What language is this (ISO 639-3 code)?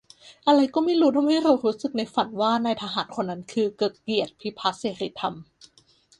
tha